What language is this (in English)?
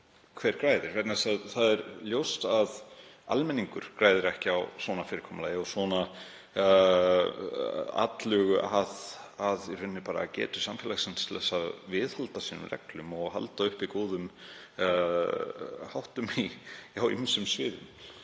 Icelandic